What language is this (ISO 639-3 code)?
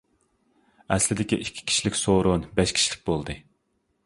uig